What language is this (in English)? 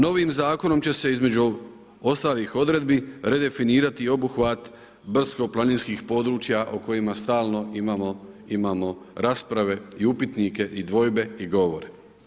Croatian